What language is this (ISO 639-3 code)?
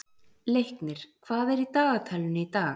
isl